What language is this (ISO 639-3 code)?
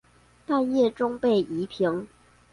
zho